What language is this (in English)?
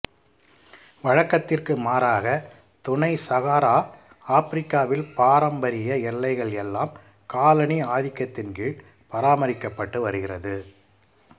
Tamil